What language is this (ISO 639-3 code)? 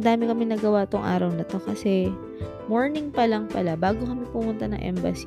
fil